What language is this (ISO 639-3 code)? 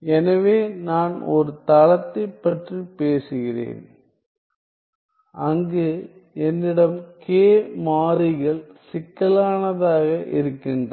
tam